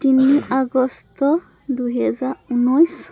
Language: Assamese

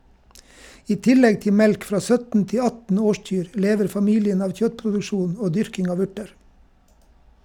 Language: Norwegian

